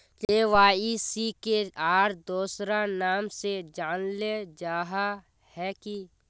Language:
Magahi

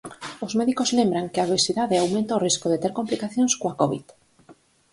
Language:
Galician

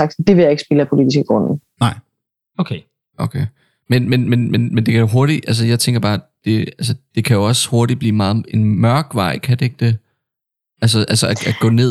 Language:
Danish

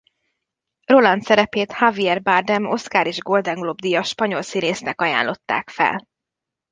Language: Hungarian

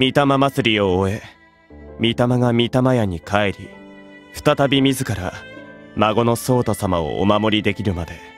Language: Japanese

